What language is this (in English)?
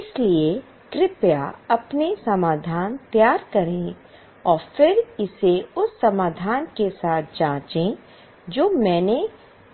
Hindi